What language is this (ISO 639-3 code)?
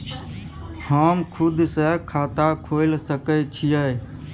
mai